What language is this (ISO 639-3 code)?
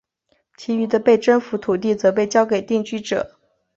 zho